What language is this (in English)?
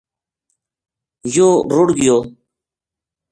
Gujari